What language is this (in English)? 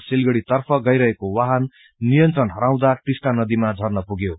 Nepali